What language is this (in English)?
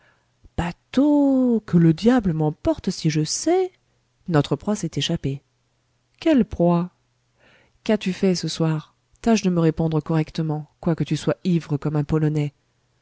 French